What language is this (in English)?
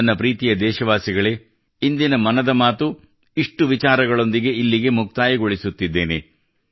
Kannada